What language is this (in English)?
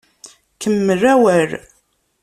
Kabyle